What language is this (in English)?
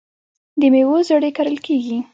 Pashto